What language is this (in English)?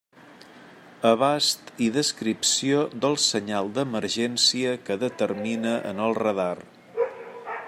Catalan